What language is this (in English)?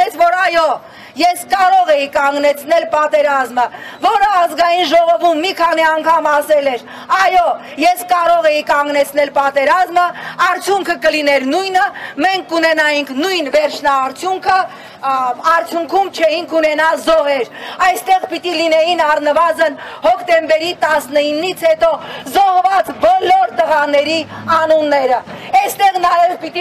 Romanian